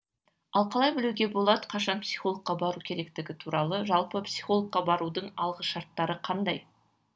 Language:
Kazakh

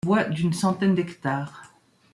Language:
French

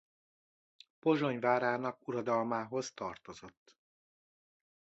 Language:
Hungarian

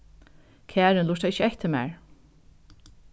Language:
Faroese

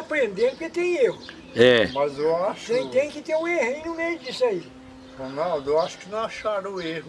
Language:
Portuguese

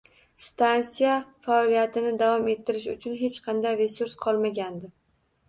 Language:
Uzbek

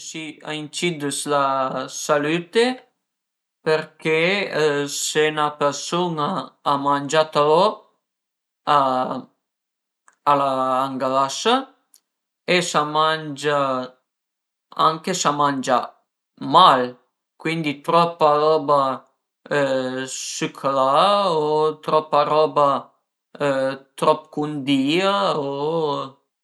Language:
Piedmontese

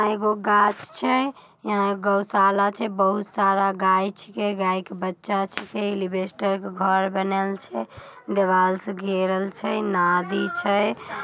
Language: Magahi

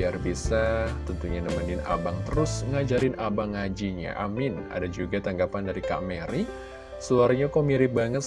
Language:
Indonesian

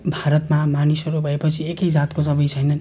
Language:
Nepali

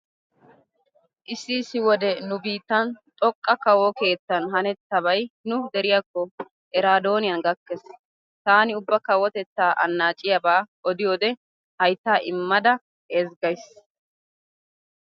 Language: Wolaytta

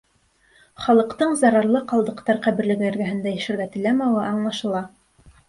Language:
Bashkir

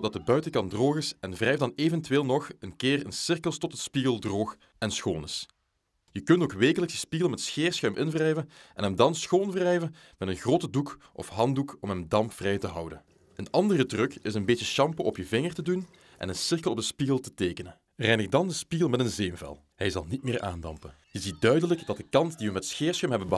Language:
Dutch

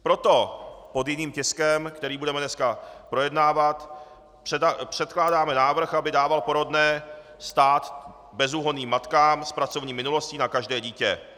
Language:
Czech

